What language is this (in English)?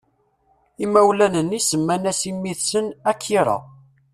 Kabyle